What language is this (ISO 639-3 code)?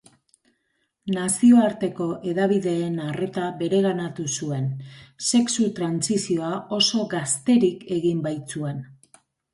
eus